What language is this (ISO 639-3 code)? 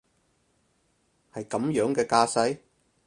yue